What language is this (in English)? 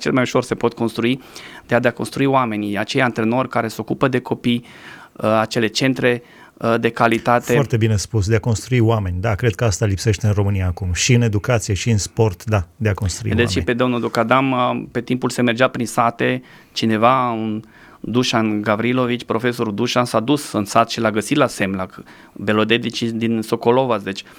Romanian